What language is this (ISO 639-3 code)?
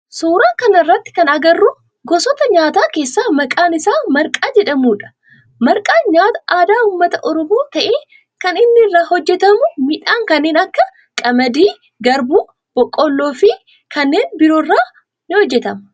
orm